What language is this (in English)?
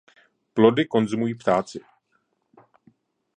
Czech